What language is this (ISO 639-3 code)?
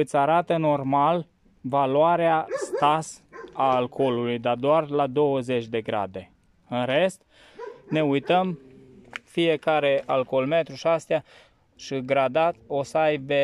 ron